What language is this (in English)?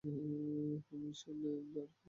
Bangla